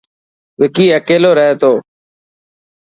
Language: Dhatki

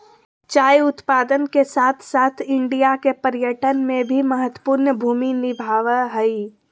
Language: Magahi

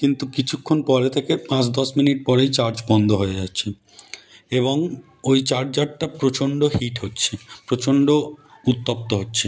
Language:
Bangla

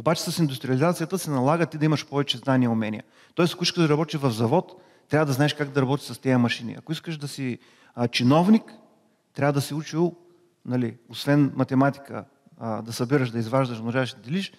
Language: Bulgarian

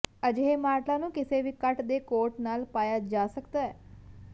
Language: Punjabi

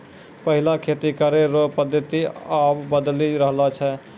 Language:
Maithili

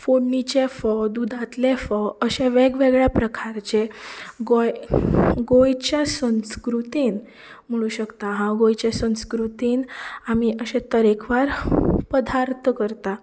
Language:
Konkani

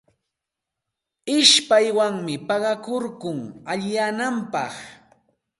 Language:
Santa Ana de Tusi Pasco Quechua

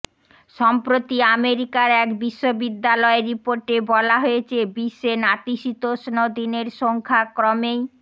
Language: Bangla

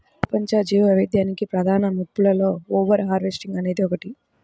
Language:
Telugu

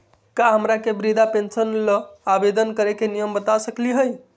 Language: Magahi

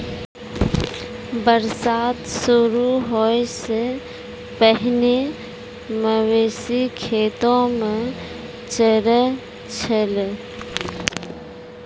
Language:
Maithili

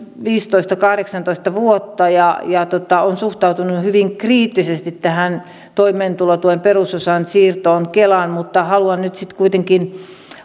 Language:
Finnish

